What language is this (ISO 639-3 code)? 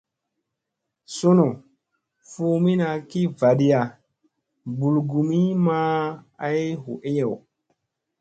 mse